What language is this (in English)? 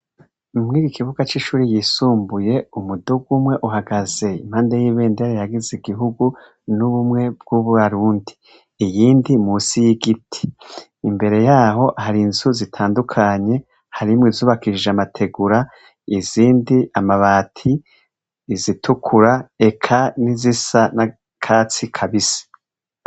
Rundi